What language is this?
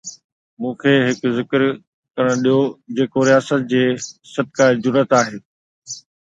Sindhi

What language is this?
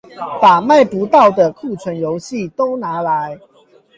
Chinese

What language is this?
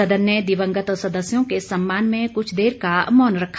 Hindi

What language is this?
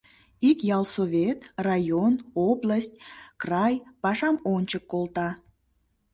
Mari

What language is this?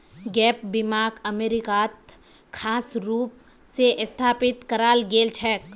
Magahi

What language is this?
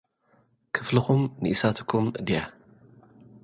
Tigrinya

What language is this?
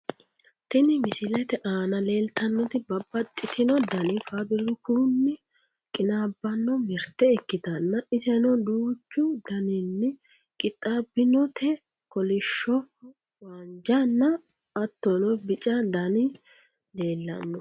Sidamo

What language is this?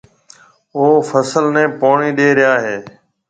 Marwari (Pakistan)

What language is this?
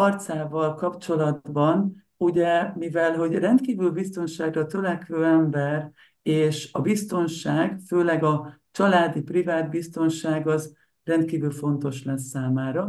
Hungarian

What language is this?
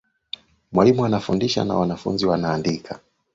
Swahili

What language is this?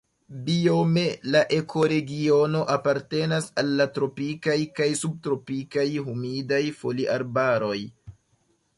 Esperanto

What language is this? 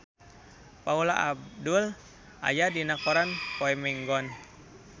Sundanese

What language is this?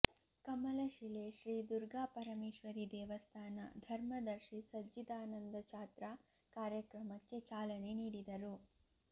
Kannada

